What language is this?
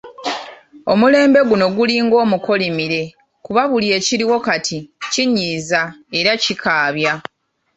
Ganda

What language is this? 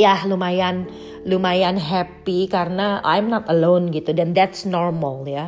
Indonesian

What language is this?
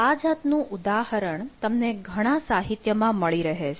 Gujarati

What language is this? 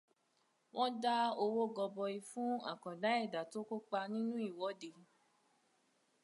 Yoruba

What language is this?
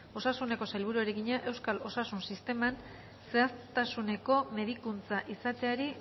Basque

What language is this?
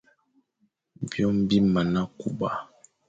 Fang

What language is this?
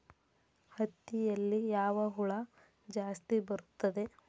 Kannada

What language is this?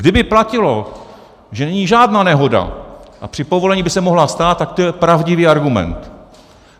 Czech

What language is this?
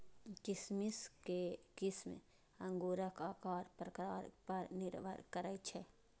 Maithili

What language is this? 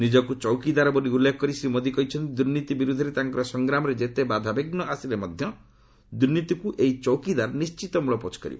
Odia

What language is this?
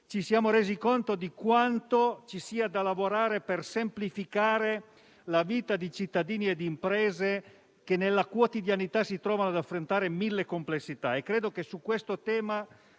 Italian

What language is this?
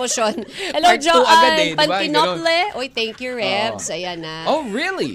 Filipino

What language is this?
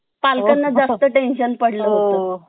Marathi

